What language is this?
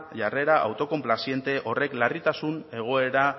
Basque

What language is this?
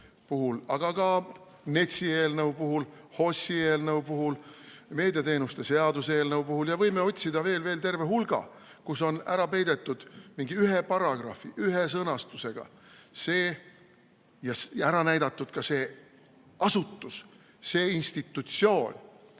Estonian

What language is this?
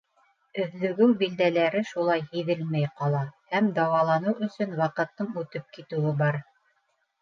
Bashkir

